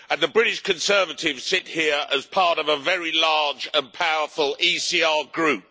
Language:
English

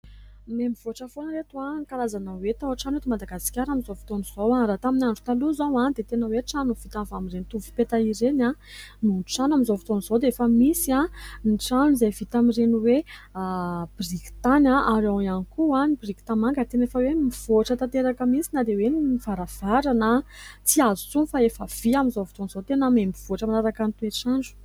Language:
Malagasy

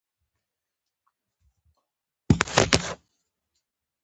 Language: Pashto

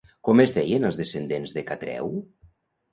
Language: Catalan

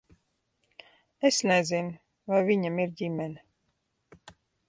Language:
Latvian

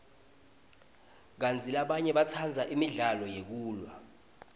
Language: Swati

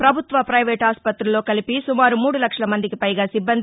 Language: Telugu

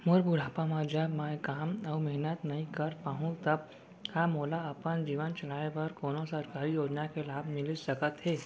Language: Chhattisgarhi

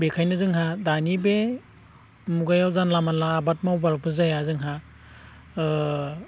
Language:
Bodo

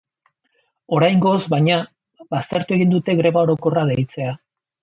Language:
Basque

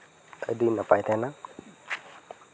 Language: Santali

